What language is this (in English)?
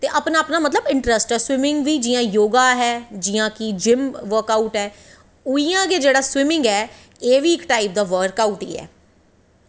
Dogri